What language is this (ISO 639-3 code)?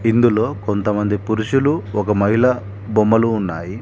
tel